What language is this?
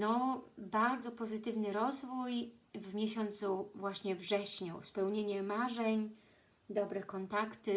Polish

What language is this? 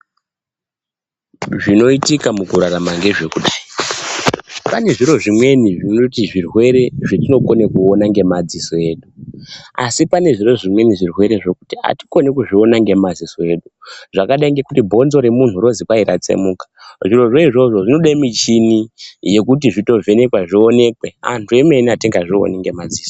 Ndau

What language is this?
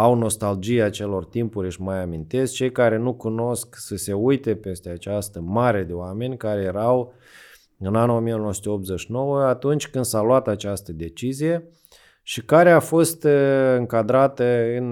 Romanian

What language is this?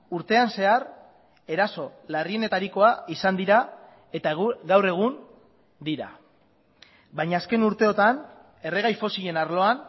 Basque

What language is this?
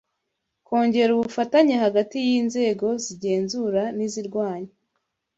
Kinyarwanda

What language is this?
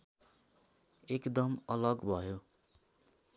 Nepali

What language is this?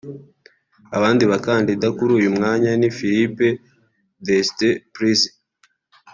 Kinyarwanda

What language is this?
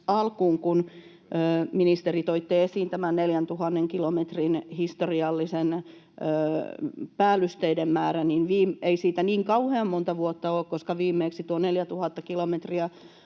Finnish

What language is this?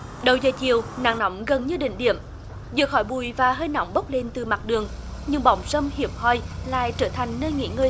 Vietnamese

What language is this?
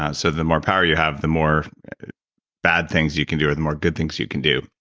English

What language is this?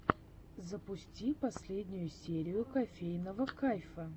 Russian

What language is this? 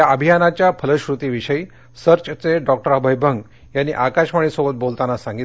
Marathi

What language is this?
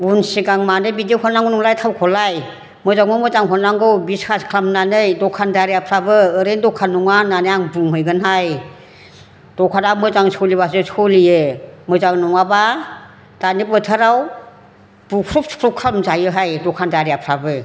Bodo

